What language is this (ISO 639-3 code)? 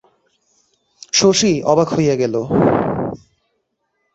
ben